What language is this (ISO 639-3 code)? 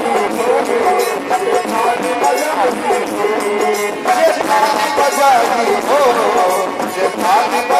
ara